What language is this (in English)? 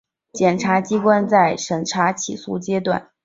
Chinese